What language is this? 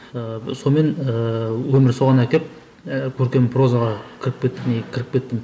Kazakh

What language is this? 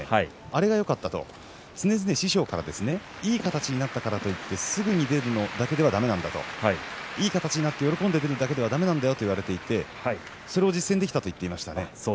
Japanese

